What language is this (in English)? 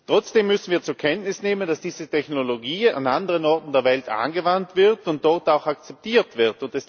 German